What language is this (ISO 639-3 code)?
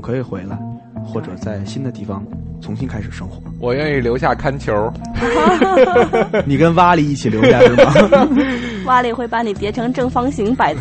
zho